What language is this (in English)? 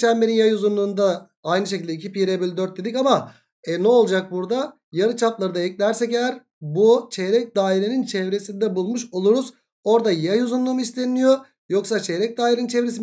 Turkish